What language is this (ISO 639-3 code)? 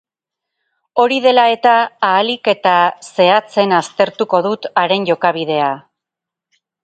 eus